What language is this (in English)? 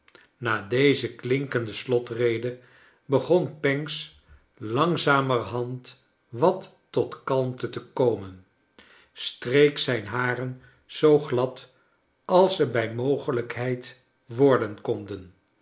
Dutch